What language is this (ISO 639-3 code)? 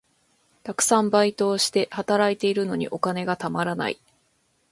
jpn